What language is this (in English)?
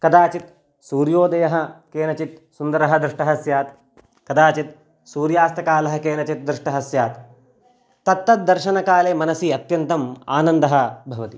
Sanskrit